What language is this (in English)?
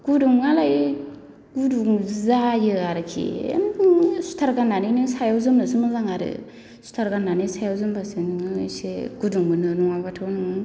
Bodo